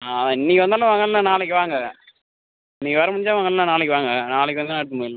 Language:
Tamil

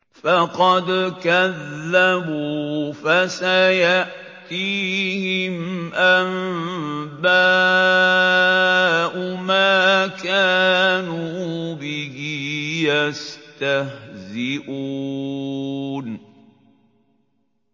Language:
Arabic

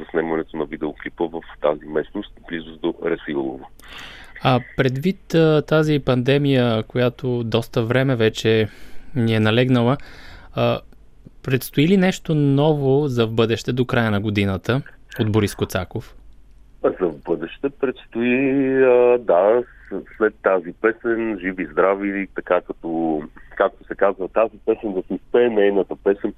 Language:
Bulgarian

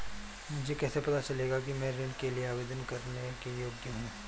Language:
Hindi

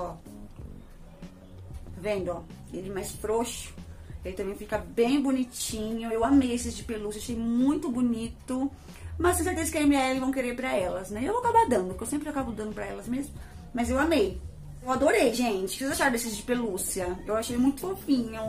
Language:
Portuguese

